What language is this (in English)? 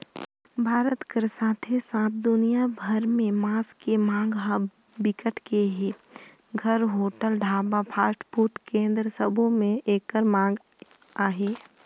Chhattisgarhi